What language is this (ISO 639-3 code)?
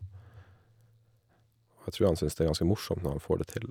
nor